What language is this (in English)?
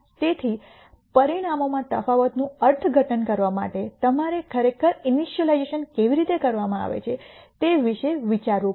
Gujarati